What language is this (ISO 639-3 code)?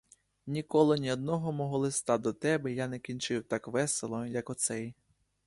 ukr